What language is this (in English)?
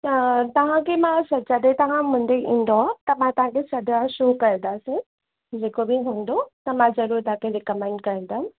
Sindhi